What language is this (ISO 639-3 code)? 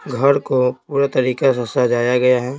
hin